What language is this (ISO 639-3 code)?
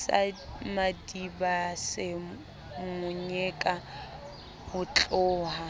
sot